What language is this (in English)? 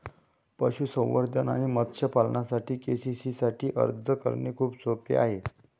Marathi